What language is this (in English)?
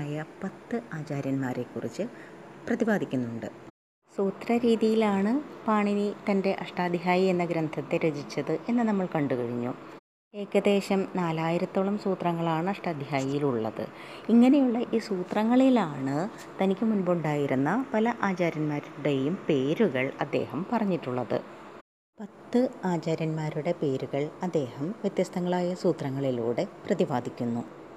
Malayalam